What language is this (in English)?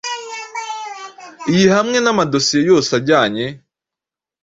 Kinyarwanda